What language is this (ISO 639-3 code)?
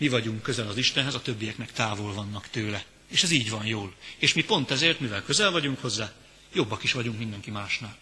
hun